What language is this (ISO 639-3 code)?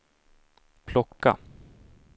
swe